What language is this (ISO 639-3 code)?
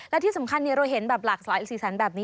tha